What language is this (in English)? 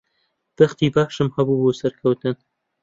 Central Kurdish